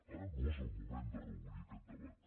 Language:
Catalan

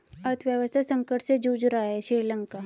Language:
Hindi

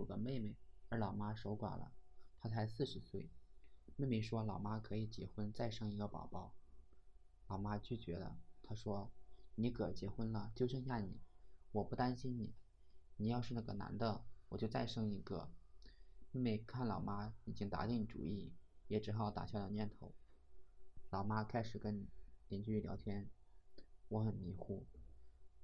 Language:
Chinese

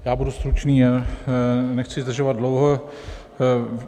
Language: Czech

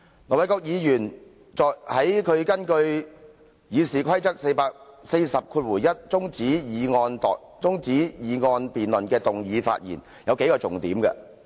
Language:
Cantonese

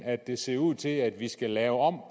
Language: Danish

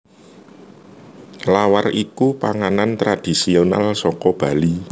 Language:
Javanese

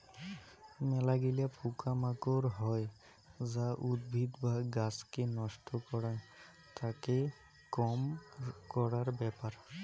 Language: Bangla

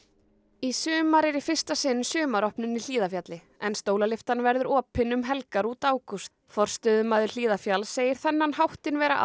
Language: Icelandic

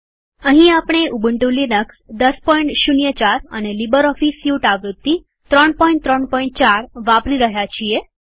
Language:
Gujarati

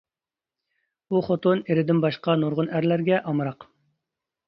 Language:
Uyghur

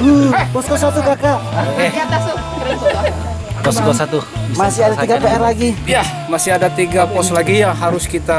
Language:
Indonesian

